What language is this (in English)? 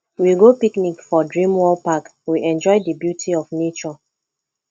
Nigerian Pidgin